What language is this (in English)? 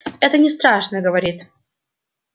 Russian